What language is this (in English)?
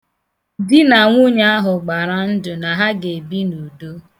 Igbo